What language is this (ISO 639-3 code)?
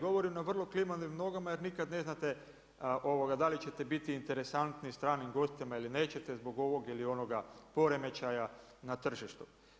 hrv